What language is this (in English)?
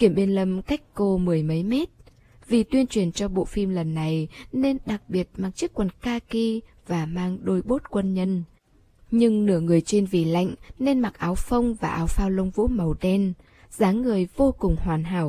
Vietnamese